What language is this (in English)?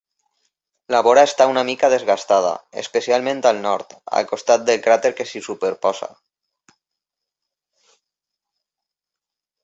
Catalan